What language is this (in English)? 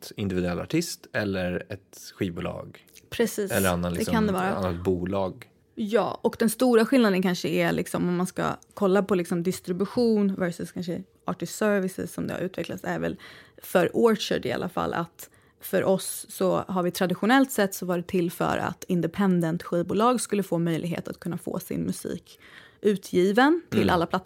Swedish